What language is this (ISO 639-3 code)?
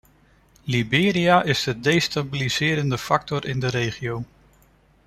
nld